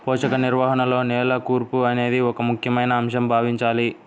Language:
Telugu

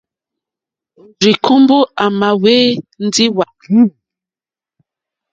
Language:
Mokpwe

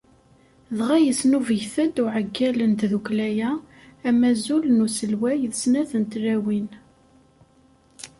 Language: Kabyle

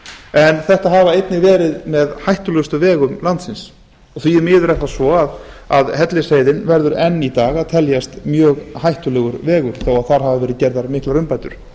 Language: Icelandic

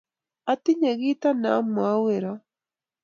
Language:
Kalenjin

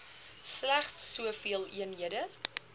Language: Afrikaans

